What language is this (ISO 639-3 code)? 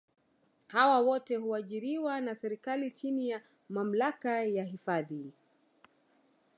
swa